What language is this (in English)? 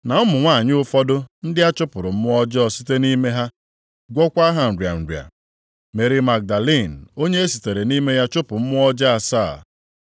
Igbo